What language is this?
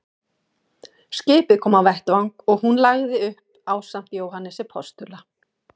Icelandic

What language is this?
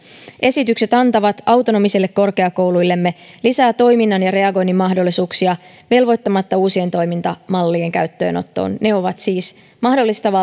Finnish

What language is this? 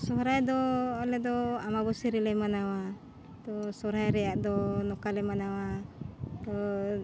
Santali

